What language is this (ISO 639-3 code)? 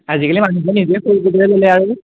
asm